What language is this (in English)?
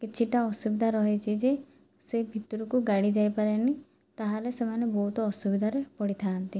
Odia